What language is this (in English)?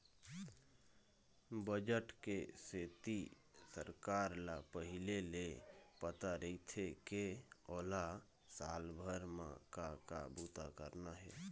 Chhattisgarhi